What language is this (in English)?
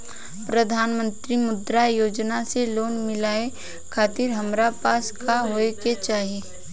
Bhojpuri